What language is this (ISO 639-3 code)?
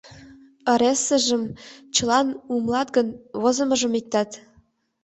chm